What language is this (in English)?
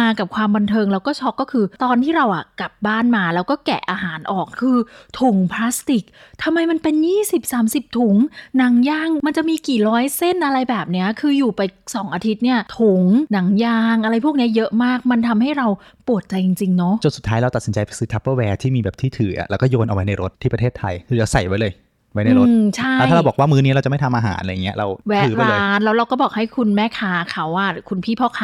Thai